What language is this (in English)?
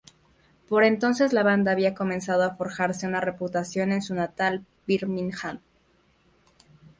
Spanish